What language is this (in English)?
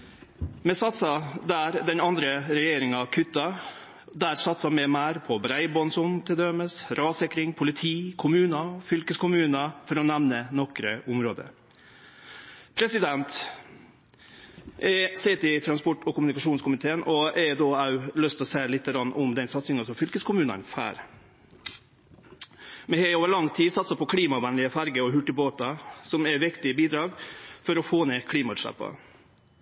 Norwegian Nynorsk